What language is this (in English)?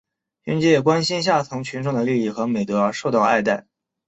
Chinese